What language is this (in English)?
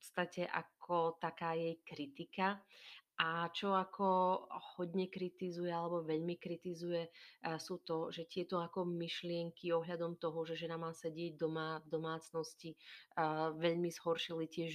Slovak